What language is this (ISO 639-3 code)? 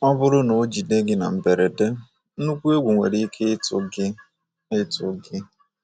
ibo